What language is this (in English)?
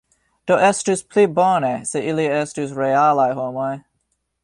Esperanto